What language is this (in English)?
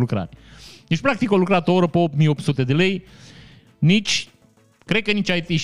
Romanian